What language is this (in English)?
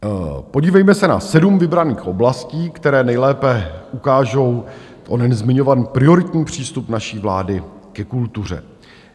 Czech